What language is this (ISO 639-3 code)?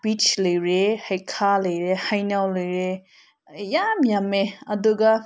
mni